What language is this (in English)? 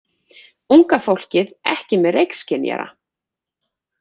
Icelandic